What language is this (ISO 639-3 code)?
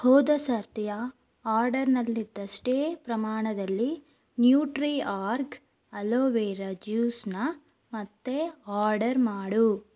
kan